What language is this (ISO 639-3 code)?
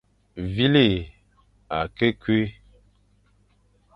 fan